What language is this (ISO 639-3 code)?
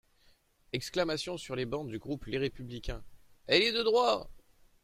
fra